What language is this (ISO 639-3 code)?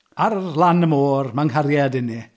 cym